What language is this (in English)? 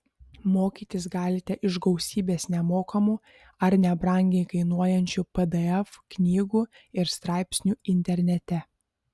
Lithuanian